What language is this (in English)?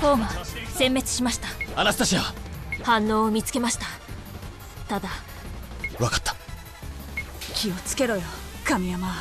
Japanese